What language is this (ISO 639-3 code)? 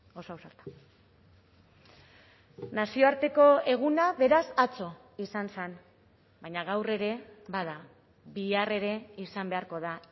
eus